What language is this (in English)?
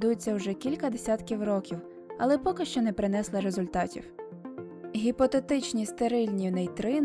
Ukrainian